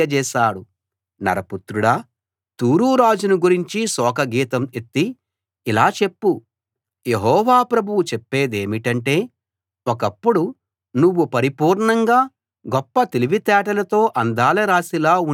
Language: Telugu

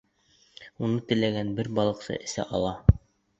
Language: Bashkir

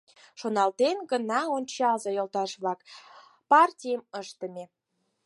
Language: Mari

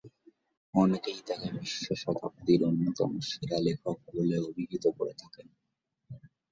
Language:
Bangla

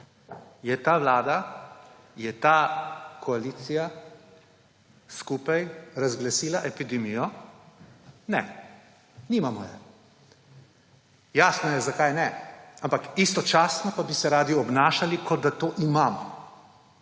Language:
Slovenian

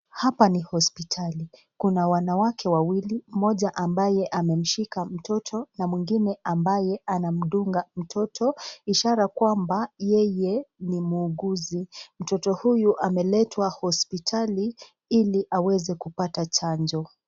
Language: Swahili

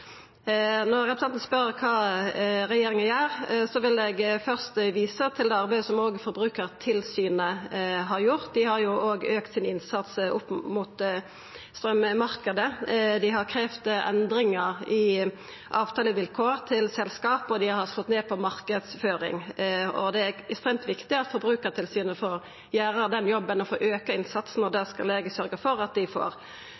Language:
Norwegian Nynorsk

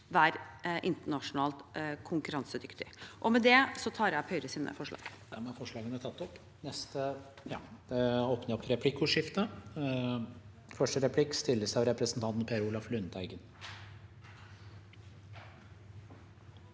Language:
Norwegian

